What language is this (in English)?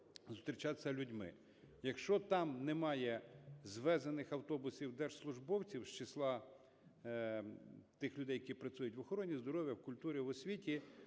Ukrainian